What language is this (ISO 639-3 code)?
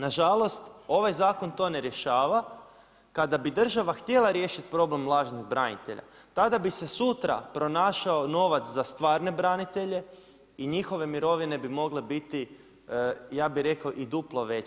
hrv